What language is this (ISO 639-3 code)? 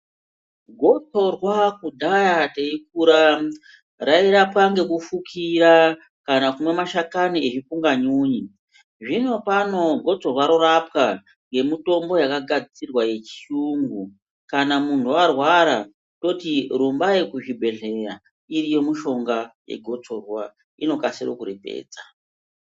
ndc